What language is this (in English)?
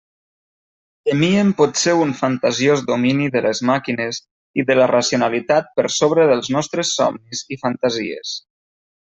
Catalan